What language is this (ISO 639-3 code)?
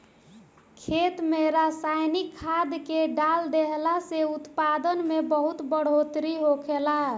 bho